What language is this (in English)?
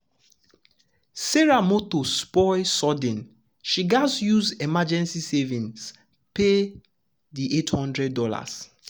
Nigerian Pidgin